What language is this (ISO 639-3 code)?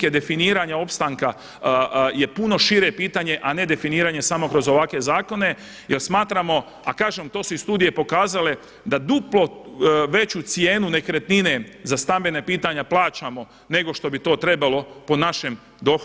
hrv